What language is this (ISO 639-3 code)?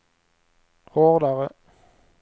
swe